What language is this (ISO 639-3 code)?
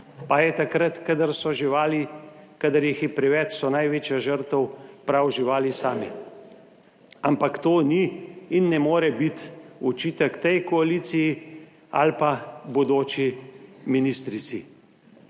slv